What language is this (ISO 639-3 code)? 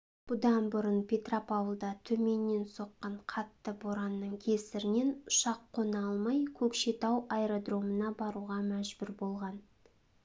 kaz